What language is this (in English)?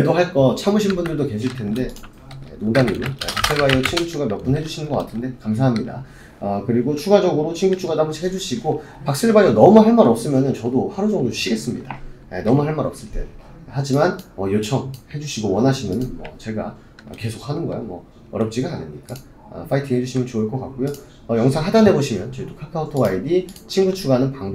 Korean